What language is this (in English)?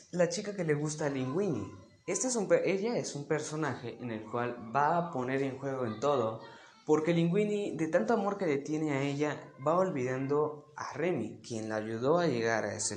Spanish